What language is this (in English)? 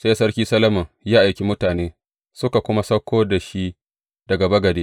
Hausa